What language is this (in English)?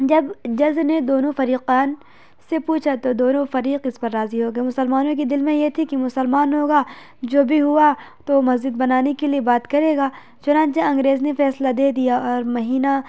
Urdu